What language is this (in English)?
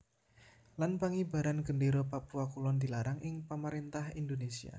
Javanese